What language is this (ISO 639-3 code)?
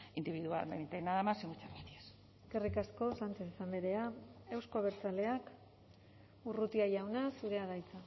eus